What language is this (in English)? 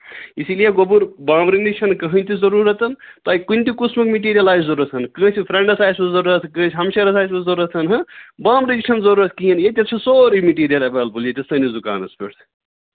Kashmiri